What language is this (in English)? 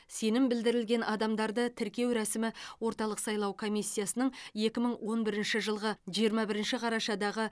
Kazakh